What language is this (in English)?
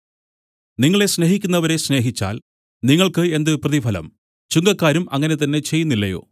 Malayalam